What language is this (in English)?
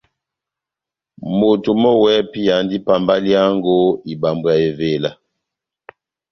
Batanga